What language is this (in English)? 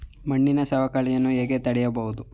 Kannada